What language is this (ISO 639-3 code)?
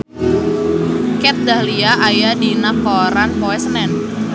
sun